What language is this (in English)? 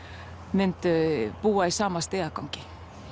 Icelandic